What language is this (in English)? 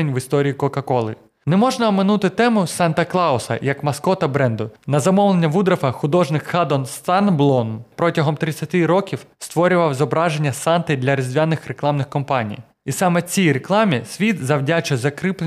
Ukrainian